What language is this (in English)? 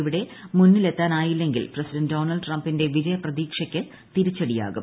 Malayalam